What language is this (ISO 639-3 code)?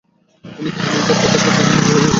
ben